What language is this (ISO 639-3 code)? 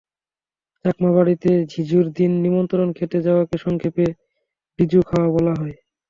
ben